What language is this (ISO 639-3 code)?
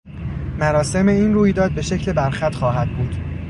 fas